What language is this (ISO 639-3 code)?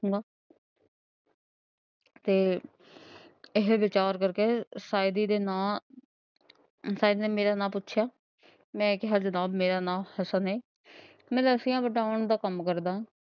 pan